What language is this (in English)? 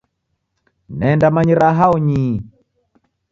Taita